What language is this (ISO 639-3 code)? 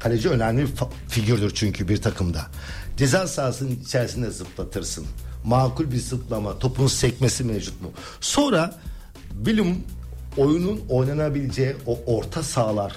tur